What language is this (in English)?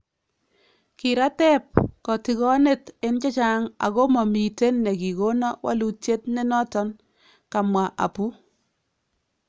Kalenjin